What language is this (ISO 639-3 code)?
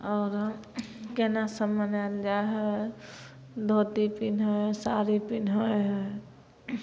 mai